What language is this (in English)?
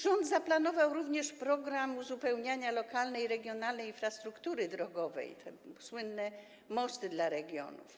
Polish